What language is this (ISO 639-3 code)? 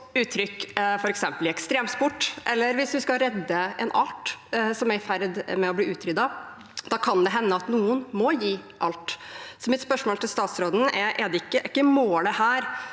nor